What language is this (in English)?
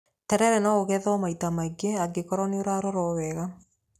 Kikuyu